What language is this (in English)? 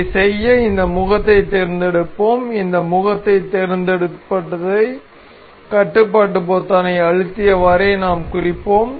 Tamil